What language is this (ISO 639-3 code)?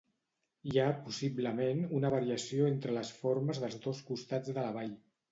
cat